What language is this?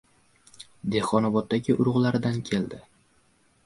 Uzbek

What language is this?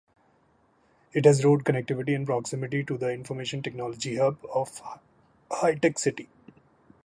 English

